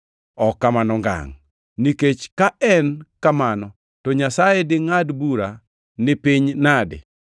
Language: Luo (Kenya and Tanzania)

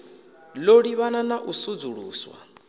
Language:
Venda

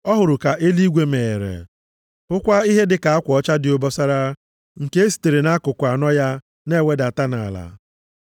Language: Igbo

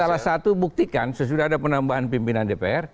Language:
Indonesian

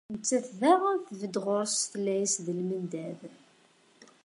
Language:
Kabyle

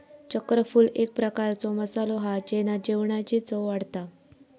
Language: Marathi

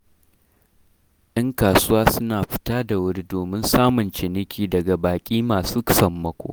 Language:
Hausa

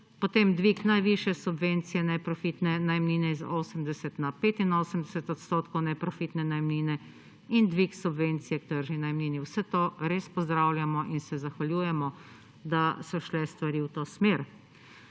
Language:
Slovenian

